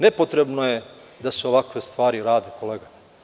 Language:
Serbian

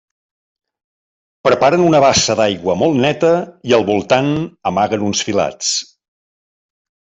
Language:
Catalan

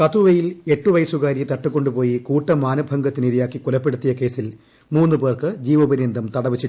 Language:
Malayalam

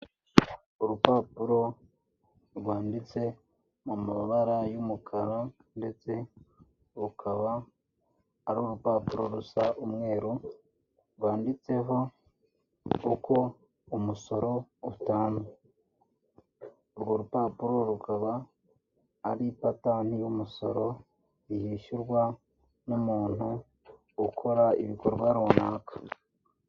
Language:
Kinyarwanda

